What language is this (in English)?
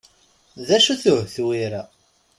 Kabyle